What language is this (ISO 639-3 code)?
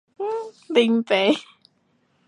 nan